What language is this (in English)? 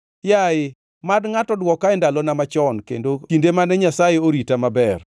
Luo (Kenya and Tanzania)